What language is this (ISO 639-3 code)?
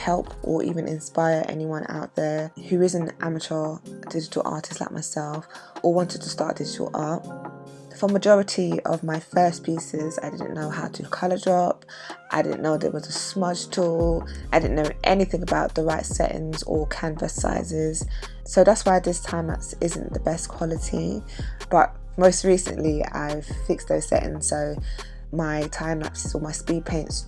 eng